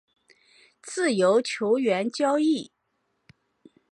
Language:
Chinese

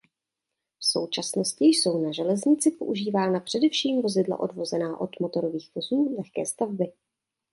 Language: Czech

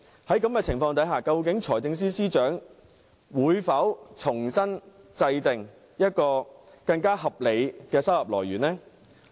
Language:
Cantonese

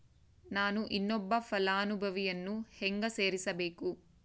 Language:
Kannada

